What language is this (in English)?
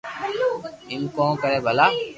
Loarki